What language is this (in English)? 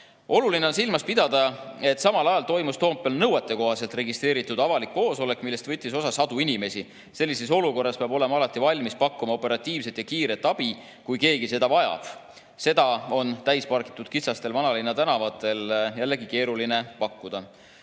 Estonian